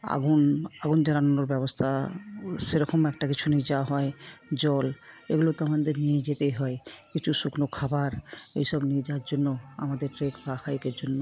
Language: Bangla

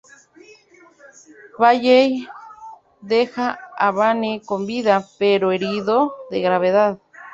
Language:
Spanish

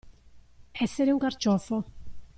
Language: Italian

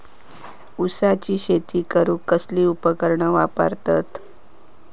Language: Marathi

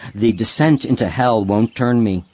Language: English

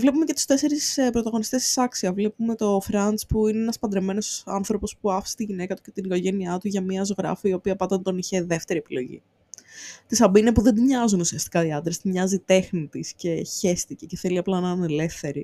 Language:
Greek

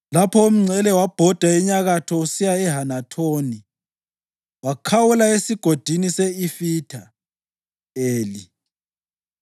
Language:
North Ndebele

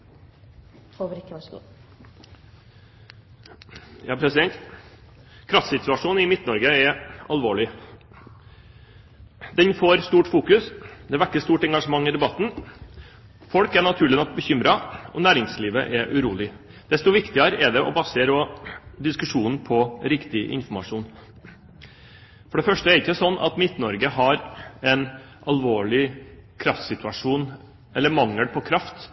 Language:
Norwegian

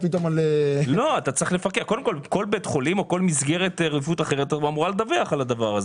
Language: Hebrew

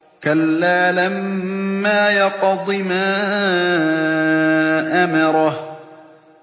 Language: Arabic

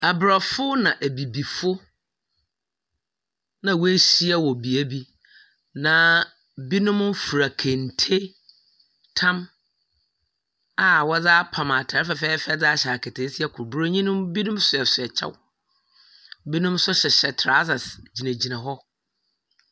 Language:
Akan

